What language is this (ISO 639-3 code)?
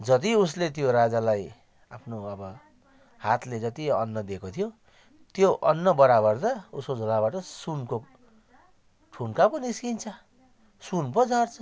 nep